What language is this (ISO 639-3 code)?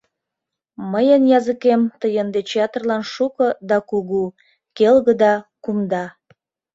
chm